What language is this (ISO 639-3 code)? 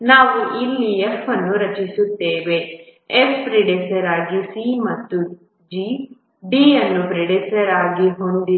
kan